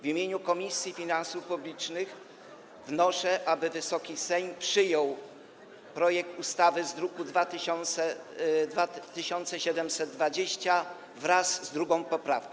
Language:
Polish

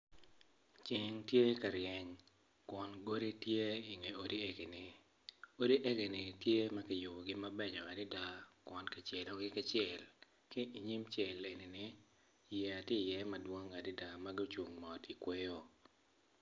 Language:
Acoli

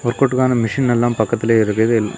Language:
Tamil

